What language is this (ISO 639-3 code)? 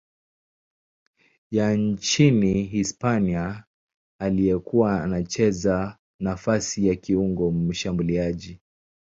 swa